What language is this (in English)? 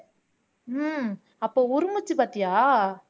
Tamil